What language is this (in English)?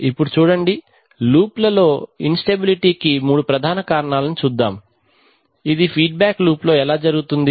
Telugu